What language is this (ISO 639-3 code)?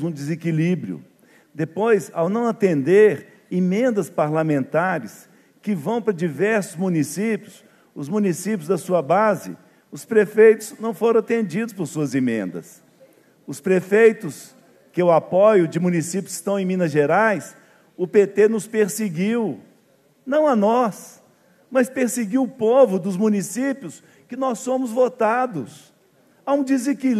por